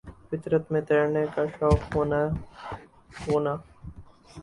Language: Urdu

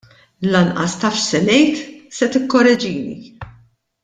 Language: Maltese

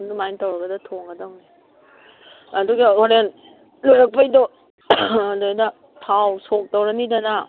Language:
Manipuri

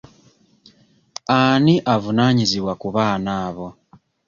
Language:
Ganda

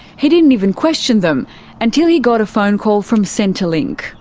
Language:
English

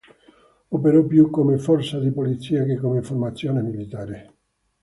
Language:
Italian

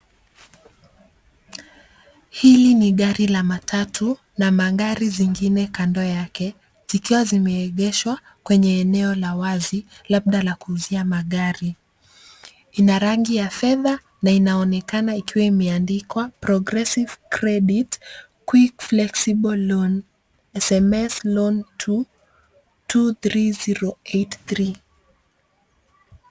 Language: Swahili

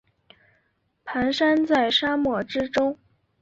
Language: Chinese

